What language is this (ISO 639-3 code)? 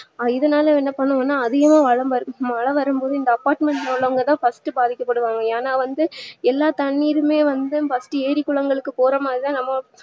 tam